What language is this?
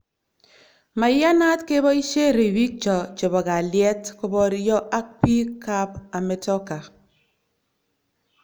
Kalenjin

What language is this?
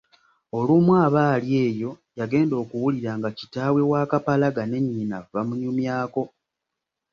Ganda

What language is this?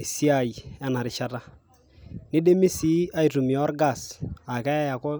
Masai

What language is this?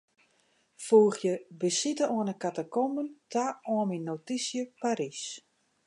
Western Frisian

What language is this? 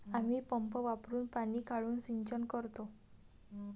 Marathi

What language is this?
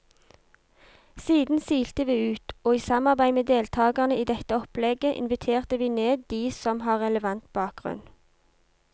Norwegian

